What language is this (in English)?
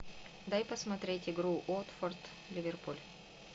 Russian